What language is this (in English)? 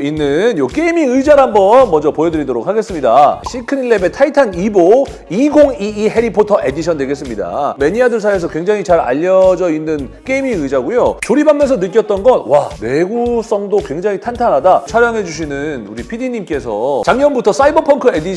Korean